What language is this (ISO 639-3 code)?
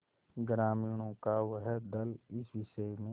hin